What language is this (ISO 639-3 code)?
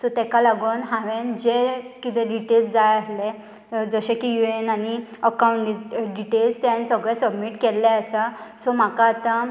kok